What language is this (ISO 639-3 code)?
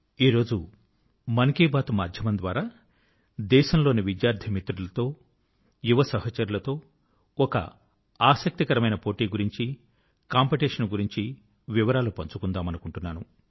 tel